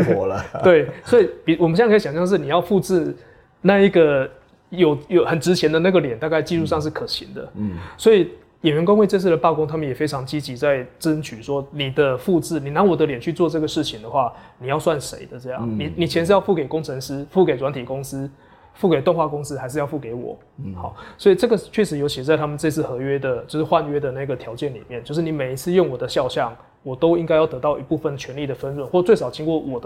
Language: Chinese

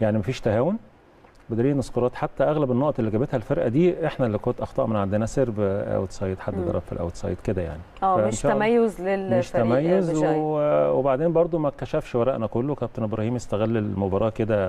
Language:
Arabic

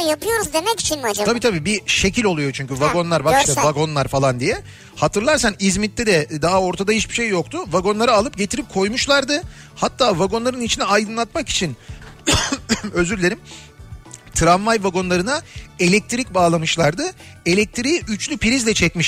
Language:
Turkish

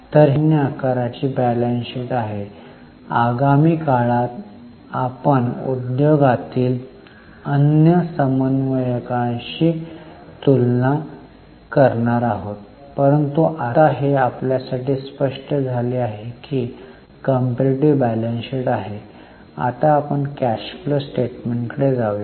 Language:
Marathi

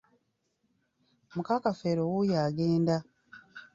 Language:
Ganda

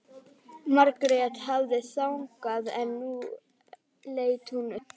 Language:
Icelandic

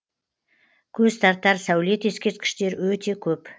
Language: Kazakh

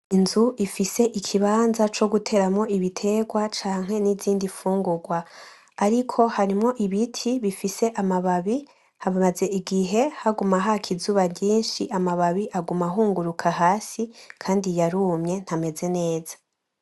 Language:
Rundi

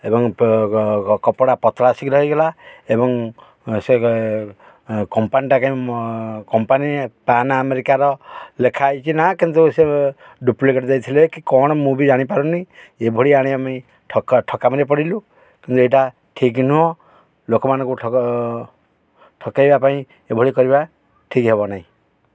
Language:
Odia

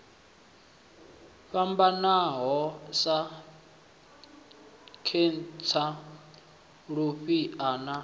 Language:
Venda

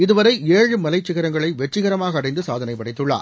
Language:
Tamil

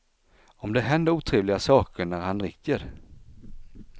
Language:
Swedish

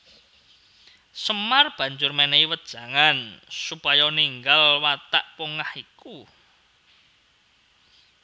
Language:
Javanese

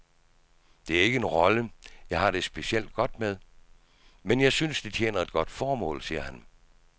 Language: Danish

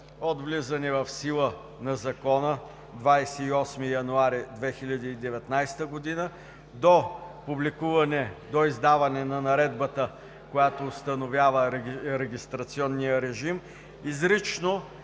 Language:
Bulgarian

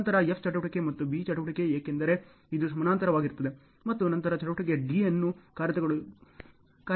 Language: Kannada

